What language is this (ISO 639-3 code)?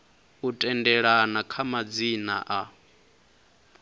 ven